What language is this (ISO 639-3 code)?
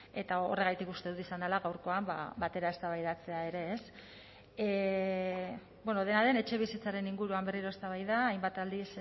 eus